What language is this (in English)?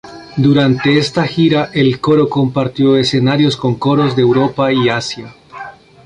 Spanish